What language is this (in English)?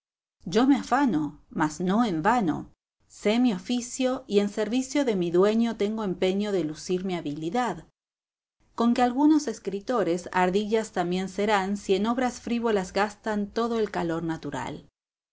Spanish